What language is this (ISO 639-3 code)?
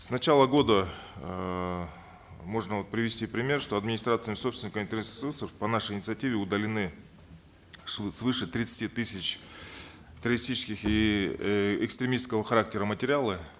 kaz